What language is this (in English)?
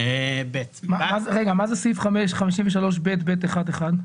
Hebrew